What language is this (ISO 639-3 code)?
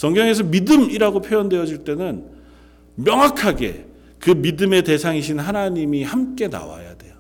kor